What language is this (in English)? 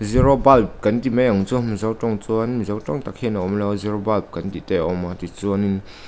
Mizo